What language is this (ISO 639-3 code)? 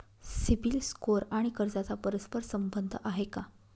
mar